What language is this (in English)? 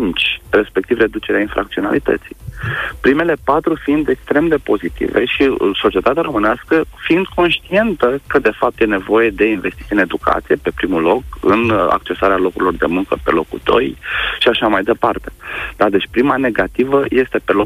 Romanian